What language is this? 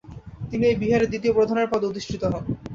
Bangla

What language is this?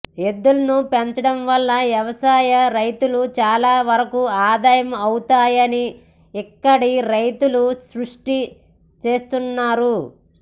Telugu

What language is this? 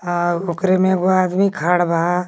Magahi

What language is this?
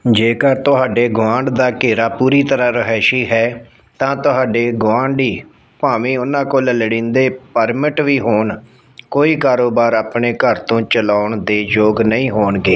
Punjabi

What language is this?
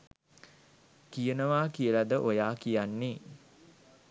Sinhala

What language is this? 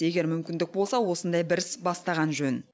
Kazakh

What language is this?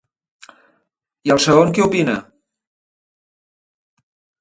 Catalan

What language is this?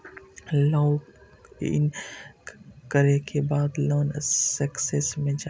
Maithili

